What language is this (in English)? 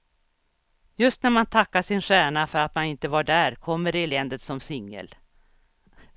Swedish